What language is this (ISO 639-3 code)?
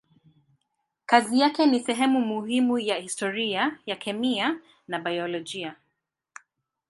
swa